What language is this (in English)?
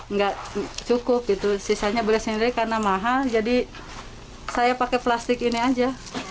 Indonesian